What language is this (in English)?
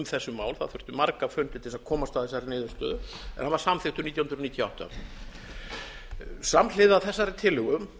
Icelandic